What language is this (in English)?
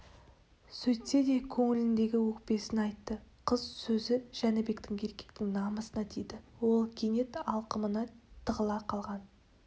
Kazakh